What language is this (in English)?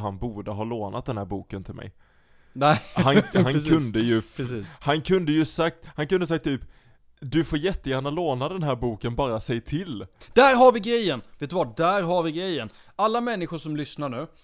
Swedish